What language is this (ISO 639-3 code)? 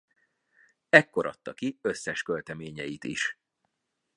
hun